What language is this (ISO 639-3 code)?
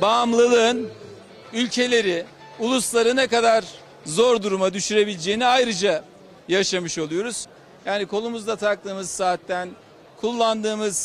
tur